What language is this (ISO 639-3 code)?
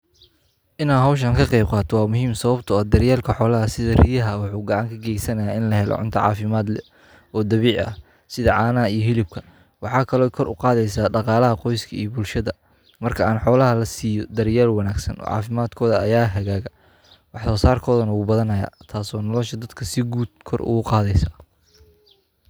som